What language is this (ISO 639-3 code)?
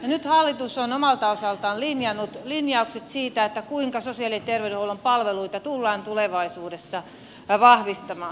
fin